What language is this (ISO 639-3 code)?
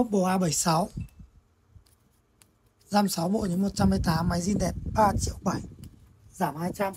vie